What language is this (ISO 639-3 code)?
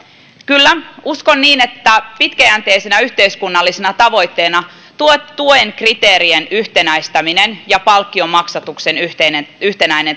fin